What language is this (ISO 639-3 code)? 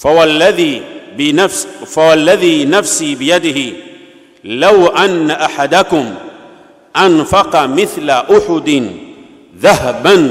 ara